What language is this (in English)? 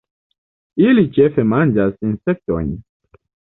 Esperanto